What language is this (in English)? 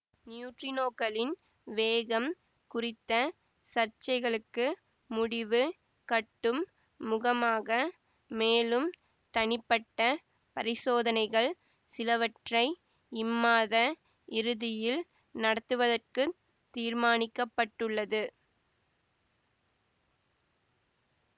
Tamil